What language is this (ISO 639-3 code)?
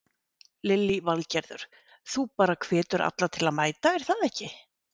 isl